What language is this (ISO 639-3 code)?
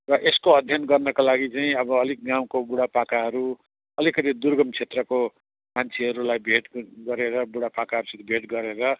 nep